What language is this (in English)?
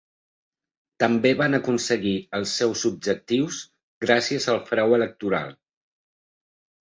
Catalan